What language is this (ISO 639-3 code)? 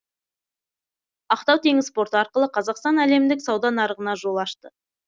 kaz